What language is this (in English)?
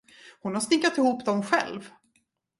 Swedish